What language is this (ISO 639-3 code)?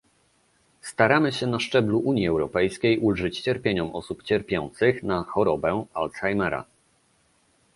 pol